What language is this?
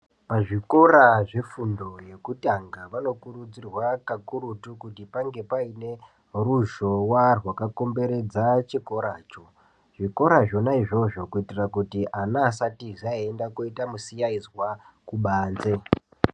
Ndau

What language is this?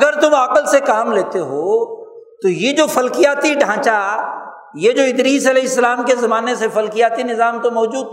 Urdu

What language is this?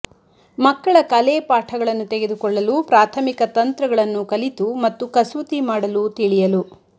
Kannada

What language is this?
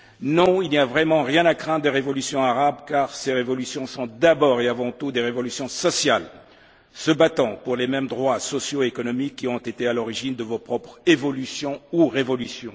French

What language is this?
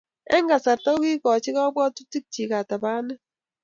Kalenjin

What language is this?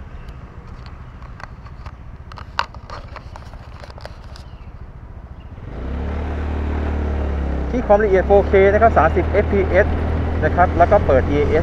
Thai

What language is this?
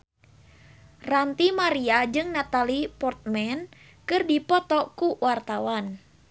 Sundanese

